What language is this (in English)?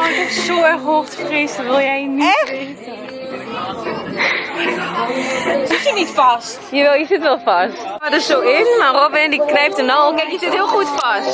Dutch